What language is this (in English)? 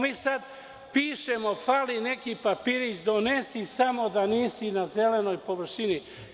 Serbian